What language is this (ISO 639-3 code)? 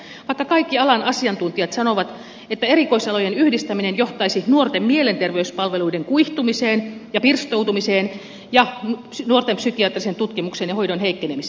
fin